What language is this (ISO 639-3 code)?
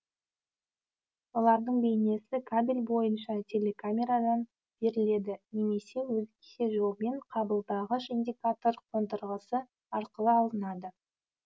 kaz